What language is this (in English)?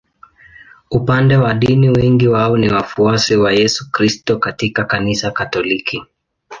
Swahili